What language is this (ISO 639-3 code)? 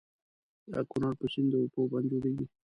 pus